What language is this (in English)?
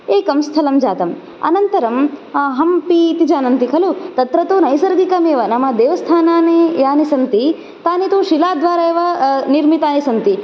Sanskrit